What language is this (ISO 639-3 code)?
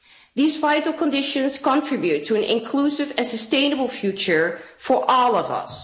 eng